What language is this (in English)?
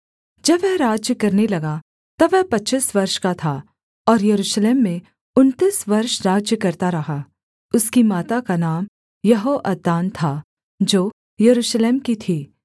Hindi